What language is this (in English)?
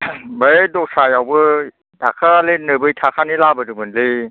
Bodo